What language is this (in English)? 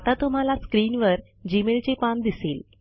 Marathi